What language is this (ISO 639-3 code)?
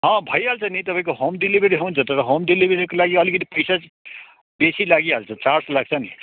nep